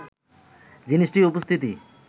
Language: Bangla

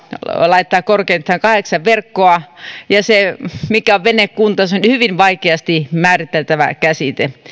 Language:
Finnish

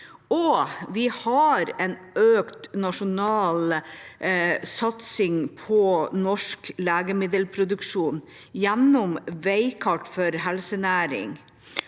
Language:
Norwegian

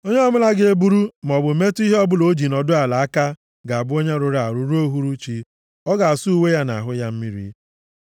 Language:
Igbo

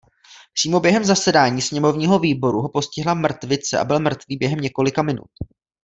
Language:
Czech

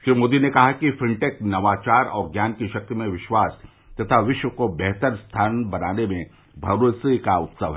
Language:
Hindi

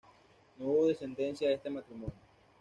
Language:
Spanish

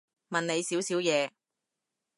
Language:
Cantonese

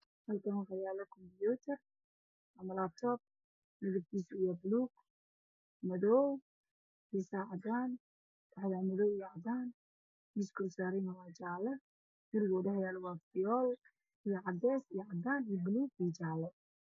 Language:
Somali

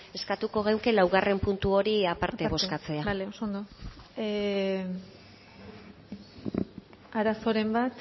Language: Basque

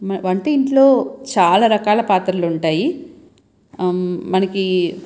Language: Telugu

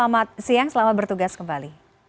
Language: Indonesian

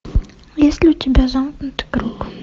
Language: Russian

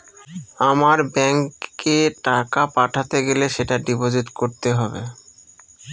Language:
Bangla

